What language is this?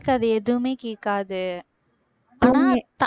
Tamil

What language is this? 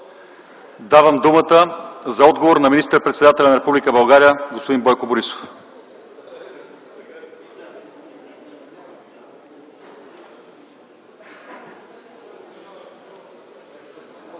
Bulgarian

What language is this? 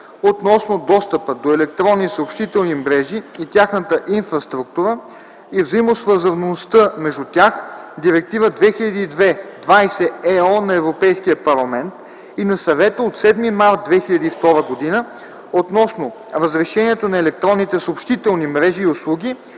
Bulgarian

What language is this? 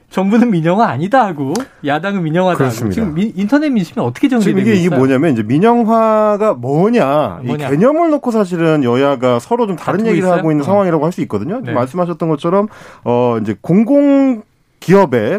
Korean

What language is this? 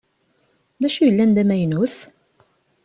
Kabyle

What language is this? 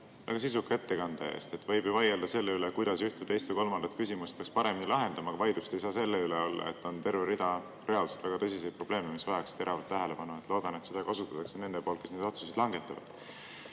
Estonian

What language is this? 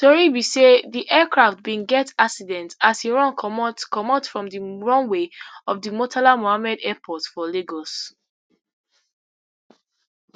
Nigerian Pidgin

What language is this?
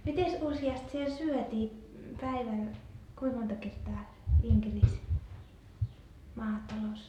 Finnish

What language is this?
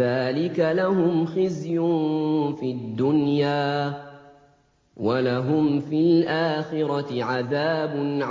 Arabic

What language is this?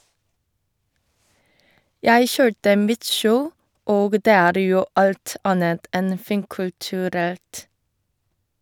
Norwegian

